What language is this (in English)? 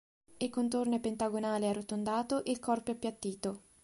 Italian